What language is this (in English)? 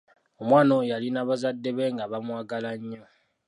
Ganda